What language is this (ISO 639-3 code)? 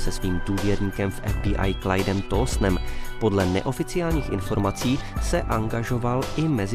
ces